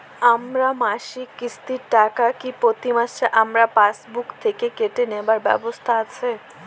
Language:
Bangla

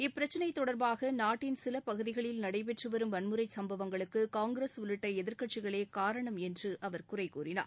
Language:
Tamil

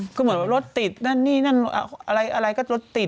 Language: Thai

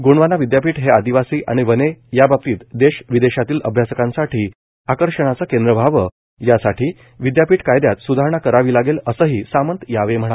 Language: Marathi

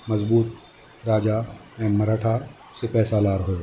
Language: Sindhi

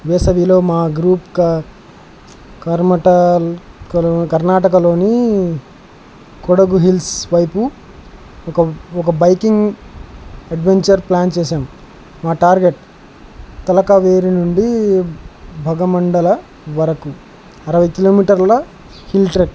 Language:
Telugu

